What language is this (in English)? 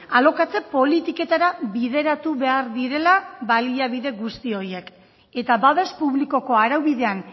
Basque